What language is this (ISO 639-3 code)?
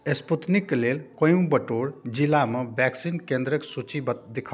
mai